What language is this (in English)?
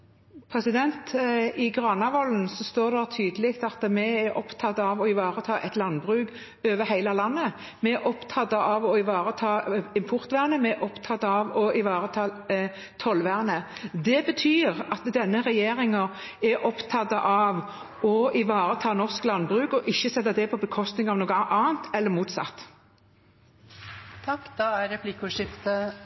Norwegian